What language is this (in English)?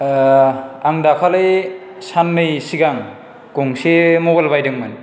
Bodo